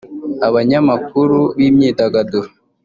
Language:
Kinyarwanda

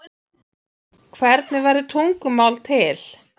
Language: Icelandic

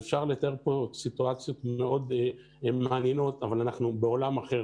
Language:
Hebrew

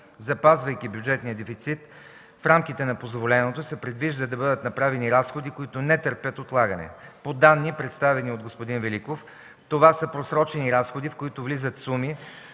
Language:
Bulgarian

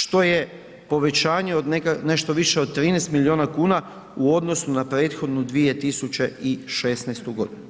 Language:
Croatian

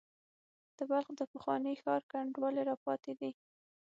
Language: Pashto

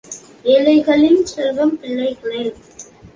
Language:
Tamil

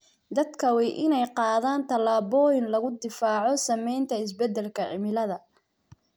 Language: Somali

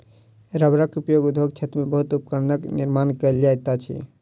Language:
Maithili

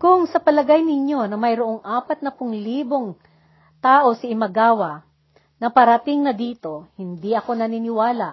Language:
Filipino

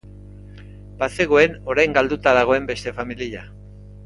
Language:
Basque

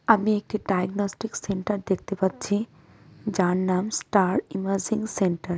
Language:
Bangla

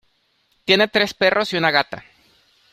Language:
Spanish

